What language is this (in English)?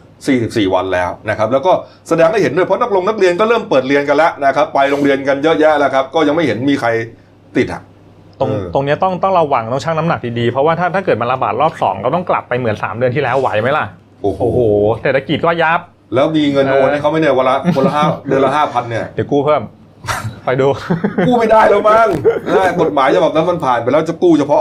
Thai